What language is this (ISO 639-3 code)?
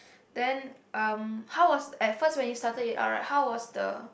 eng